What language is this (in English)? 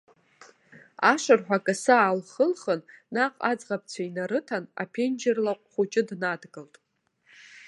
Abkhazian